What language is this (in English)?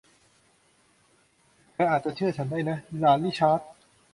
Thai